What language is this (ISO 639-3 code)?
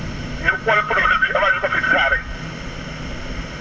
wol